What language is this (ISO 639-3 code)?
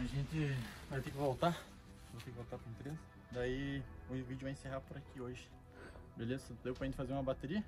por